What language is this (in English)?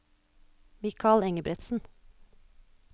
Norwegian